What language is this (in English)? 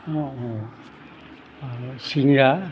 Assamese